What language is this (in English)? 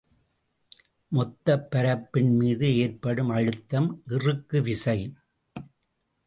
Tamil